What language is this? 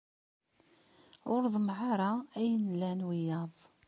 Kabyle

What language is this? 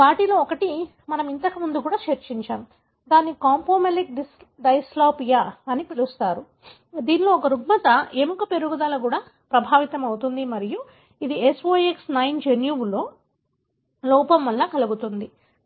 Telugu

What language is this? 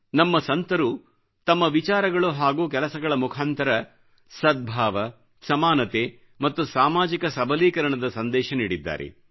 Kannada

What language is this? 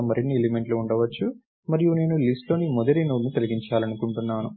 Telugu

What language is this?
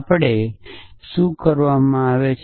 Gujarati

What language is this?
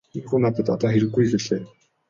Mongolian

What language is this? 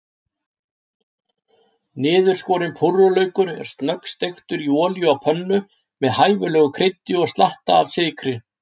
Icelandic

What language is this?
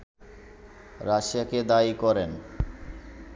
Bangla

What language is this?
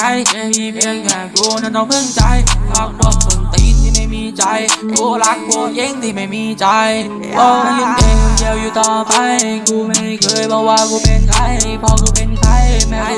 Thai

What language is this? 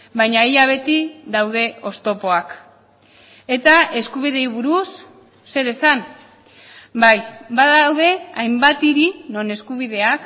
Basque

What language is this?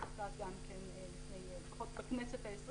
Hebrew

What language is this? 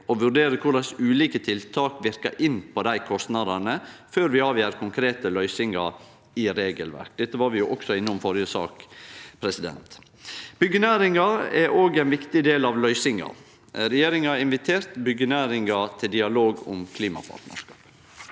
Norwegian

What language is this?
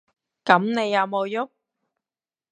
Cantonese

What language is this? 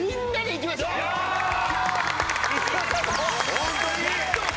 Japanese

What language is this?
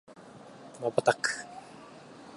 Japanese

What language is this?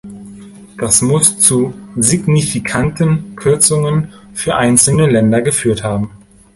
German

